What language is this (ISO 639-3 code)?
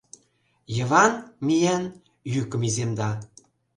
chm